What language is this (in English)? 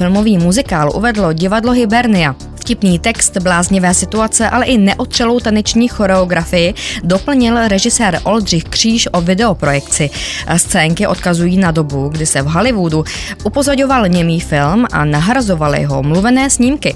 Czech